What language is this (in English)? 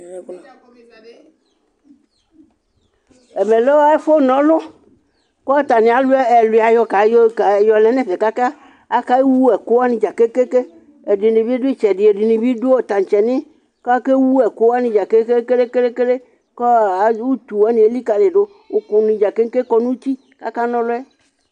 Ikposo